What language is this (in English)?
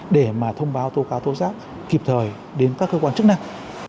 Vietnamese